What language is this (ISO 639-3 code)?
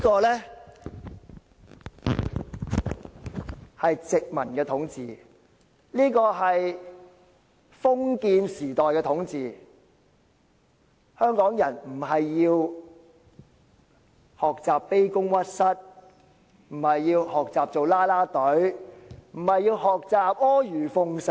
yue